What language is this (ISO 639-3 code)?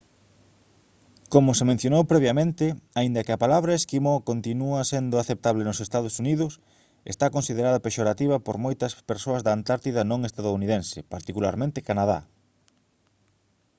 glg